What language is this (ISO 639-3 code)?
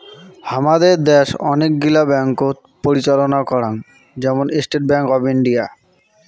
ben